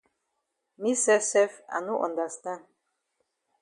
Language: Cameroon Pidgin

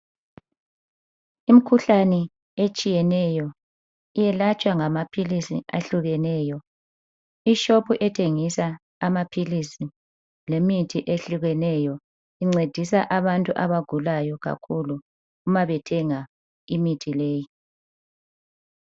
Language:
North Ndebele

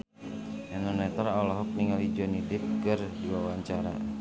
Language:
Sundanese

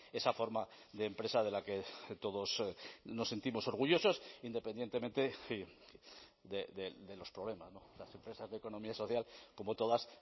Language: Spanish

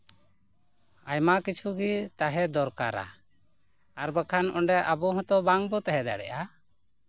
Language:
Santali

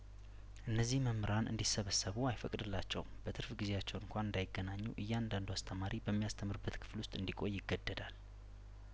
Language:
Amharic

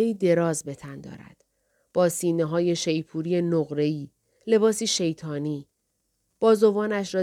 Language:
Persian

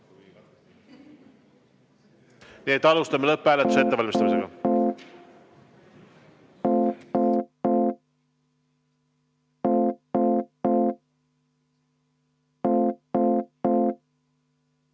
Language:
Estonian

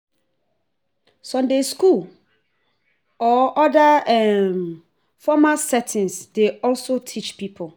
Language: Nigerian Pidgin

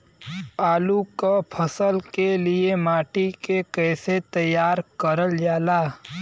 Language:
Bhojpuri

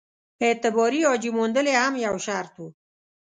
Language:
Pashto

